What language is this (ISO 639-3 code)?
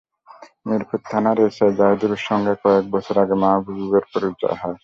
ben